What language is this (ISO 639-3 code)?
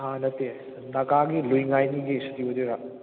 mni